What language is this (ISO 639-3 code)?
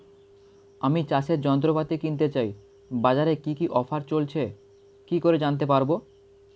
ben